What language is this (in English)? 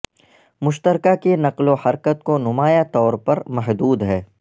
Urdu